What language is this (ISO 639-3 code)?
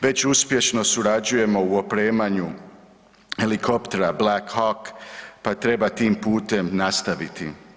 hrv